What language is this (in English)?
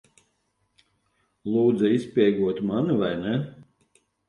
Latvian